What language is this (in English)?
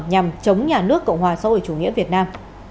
Vietnamese